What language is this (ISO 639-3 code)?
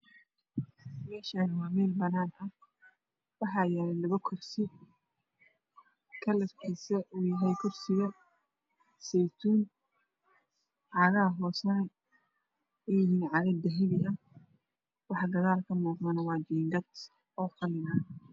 som